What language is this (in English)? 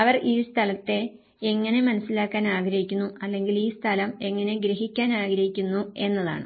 Malayalam